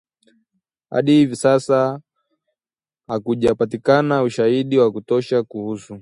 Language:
Swahili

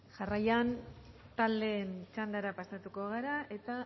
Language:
Basque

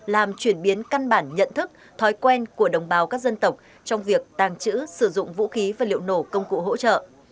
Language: Vietnamese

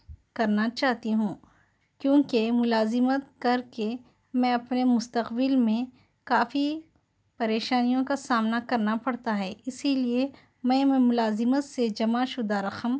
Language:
Urdu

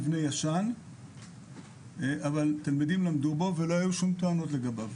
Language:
Hebrew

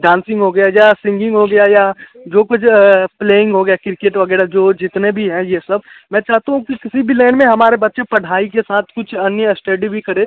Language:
Hindi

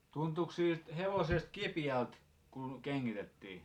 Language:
Finnish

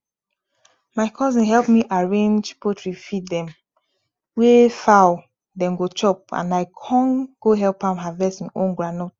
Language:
Nigerian Pidgin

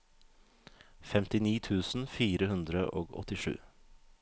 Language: Norwegian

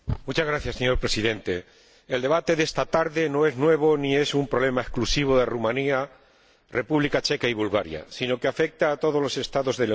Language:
Spanish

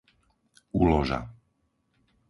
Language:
Slovak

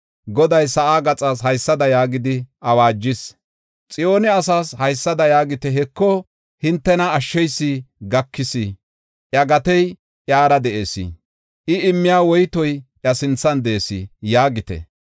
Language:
Gofa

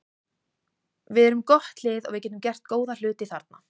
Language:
Icelandic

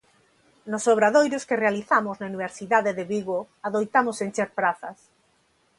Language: Galician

